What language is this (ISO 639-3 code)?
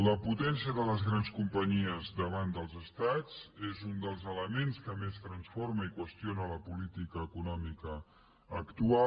cat